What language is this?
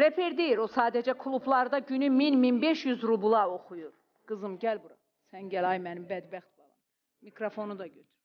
Turkish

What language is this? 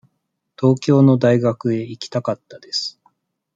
Japanese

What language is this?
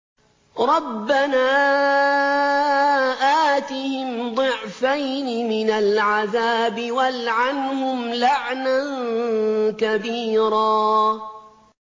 Arabic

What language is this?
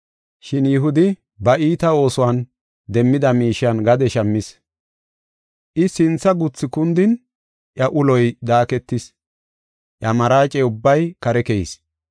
Gofa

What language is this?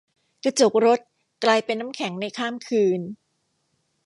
Thai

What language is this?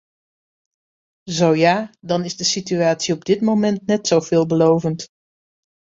Dutch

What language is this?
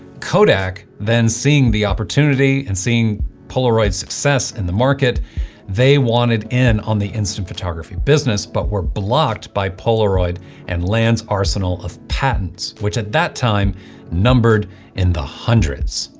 English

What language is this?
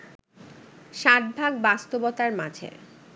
Bangla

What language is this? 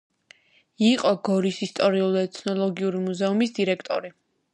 Georgian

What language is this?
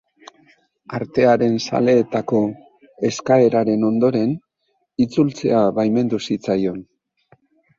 Basque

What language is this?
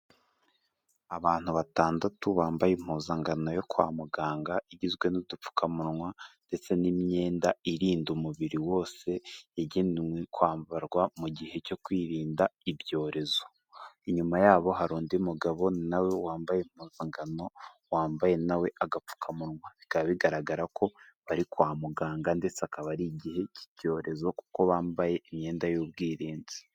Kinyarwanda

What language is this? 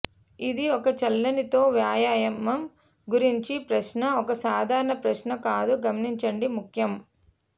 Telugu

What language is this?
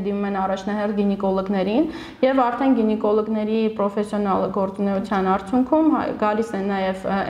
Romanian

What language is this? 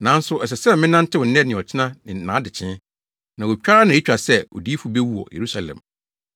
Akan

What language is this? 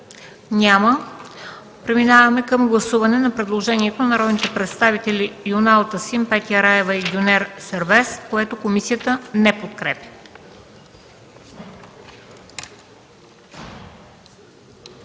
Bulgarian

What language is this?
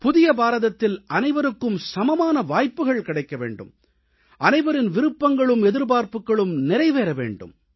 Tamil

